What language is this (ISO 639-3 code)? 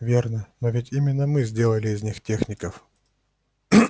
rus